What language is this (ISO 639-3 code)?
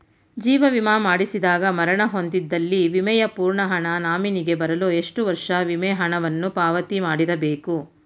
kan